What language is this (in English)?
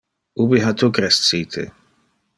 Interlingua